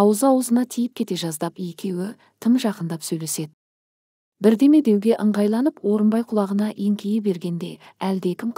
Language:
Turkish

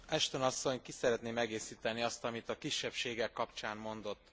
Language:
Hungarian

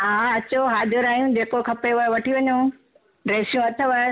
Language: Sindhi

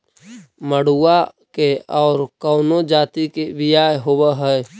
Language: Magahi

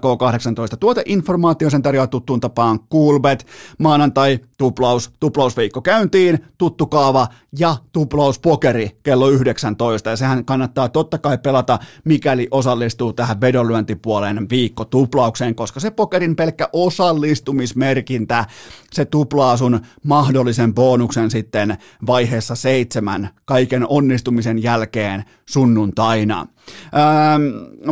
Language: Finnish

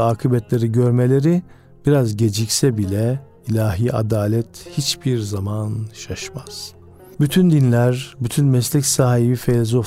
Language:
Turkish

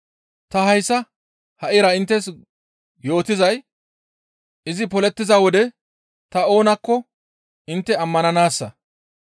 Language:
Gamo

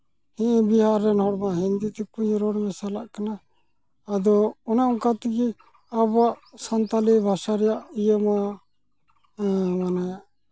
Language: Santali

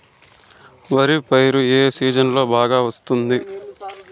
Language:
Telugu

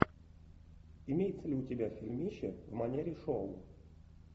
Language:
Russian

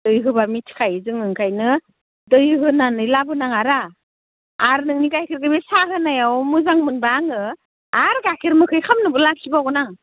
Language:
Bodo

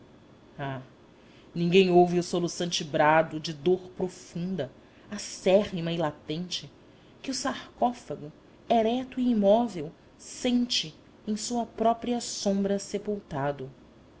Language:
Portuguese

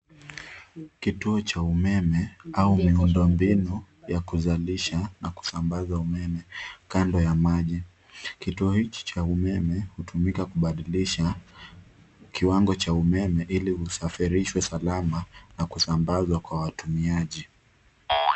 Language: Swahili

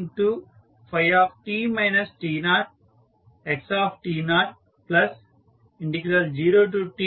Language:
Telugu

